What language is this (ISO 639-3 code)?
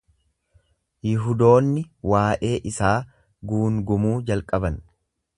orm